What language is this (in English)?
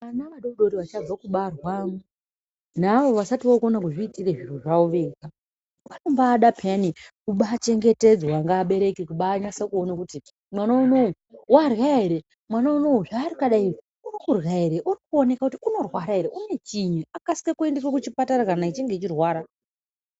Ndau